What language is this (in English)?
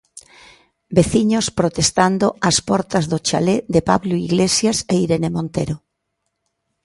Galician